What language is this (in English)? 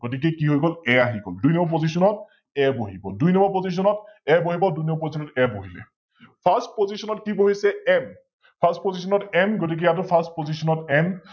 Assamese